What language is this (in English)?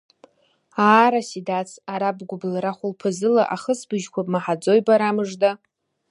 Abkhazian